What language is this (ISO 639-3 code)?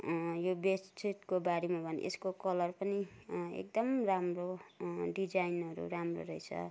nep